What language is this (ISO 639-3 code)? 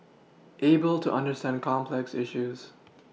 eng